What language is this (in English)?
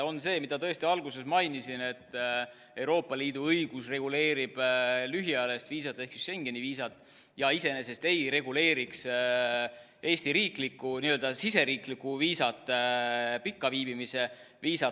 Estonian